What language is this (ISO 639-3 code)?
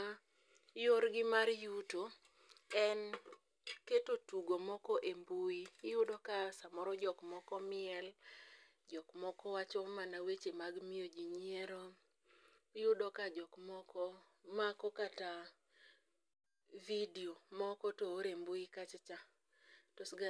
luo